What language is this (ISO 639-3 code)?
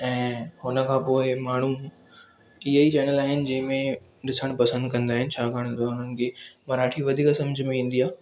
snd